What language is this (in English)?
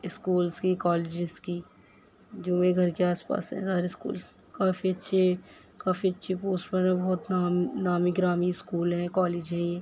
Urdu